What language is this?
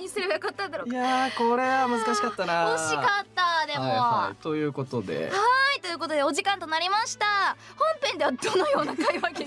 Japanese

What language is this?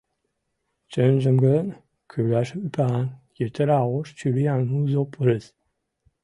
Mari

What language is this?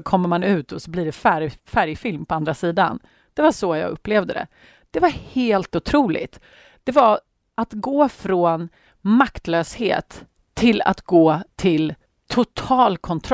Swedish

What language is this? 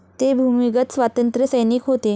Marathi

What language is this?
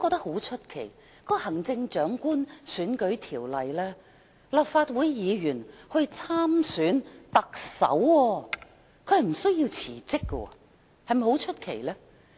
Cantonese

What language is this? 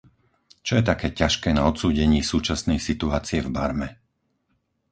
Slovak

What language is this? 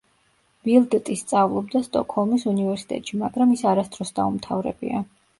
Georgian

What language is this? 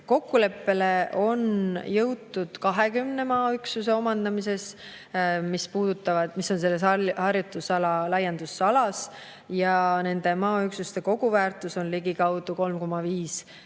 Estonian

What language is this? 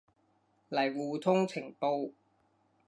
Cantonese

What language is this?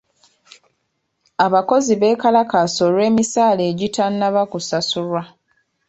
Ganda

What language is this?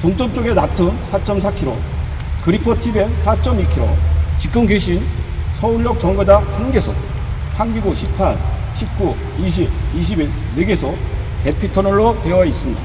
Korean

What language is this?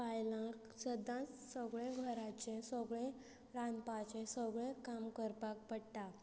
Konkani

